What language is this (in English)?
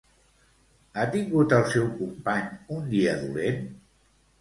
Catalan